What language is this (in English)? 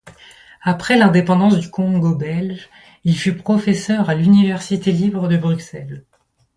French